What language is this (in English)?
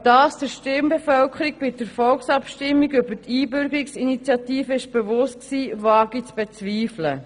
Swiss German